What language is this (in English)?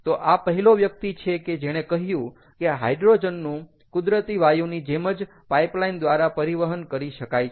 Gujarati